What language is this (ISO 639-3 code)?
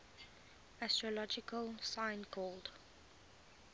eng